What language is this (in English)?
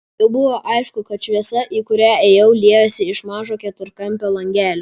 Lithuanian